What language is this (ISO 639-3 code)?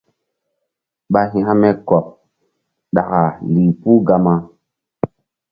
mdd